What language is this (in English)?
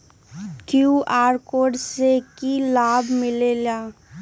Magahi